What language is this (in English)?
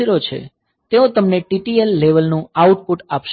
Gujarati